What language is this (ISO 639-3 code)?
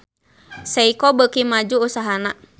sun